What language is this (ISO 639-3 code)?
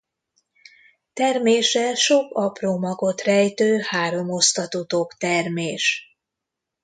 hun